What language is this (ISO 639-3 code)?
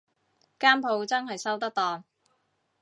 yue